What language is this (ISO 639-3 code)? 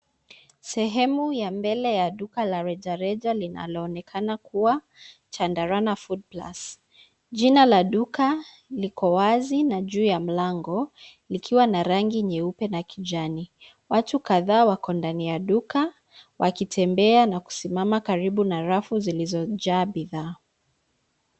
swa